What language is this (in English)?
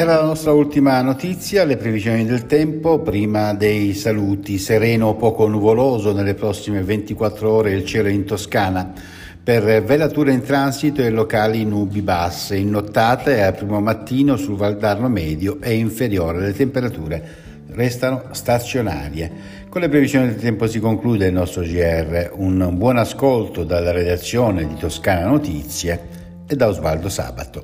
Italian